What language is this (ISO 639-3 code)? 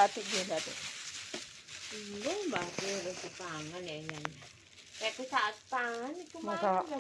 ind